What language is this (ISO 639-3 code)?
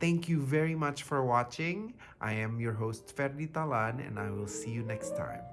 eng